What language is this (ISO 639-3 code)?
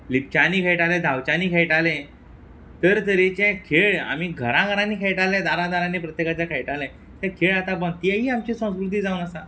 kok